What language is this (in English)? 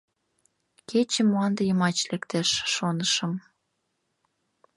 Mari